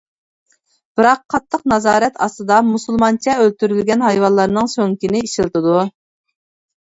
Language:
Uyghur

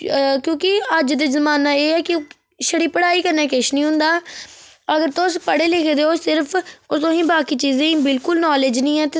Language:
Dogri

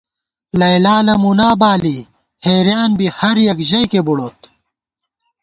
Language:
Gawar-Bati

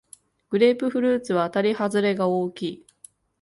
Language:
Japanese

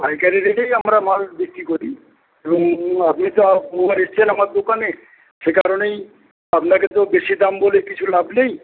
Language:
Bangla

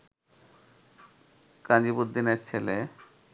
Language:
Bangla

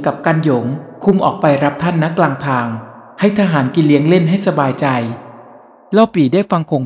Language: Thai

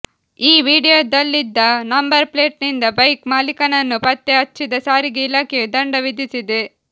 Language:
Kannada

